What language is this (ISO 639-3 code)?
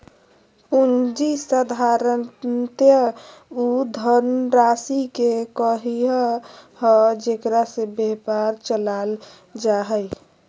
mag